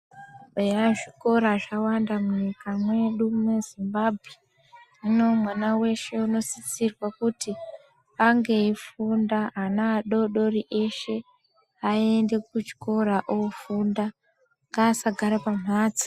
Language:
Ndau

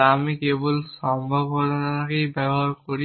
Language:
Bangla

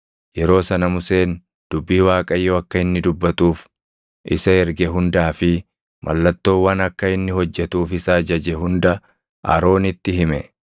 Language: Oromo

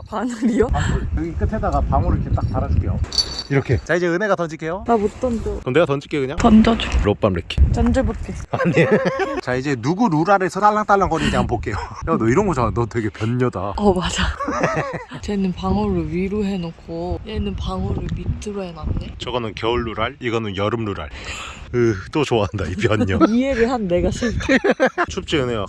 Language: Korean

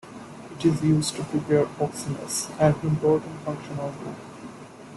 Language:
English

